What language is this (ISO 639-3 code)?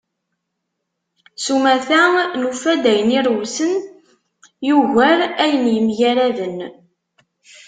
kab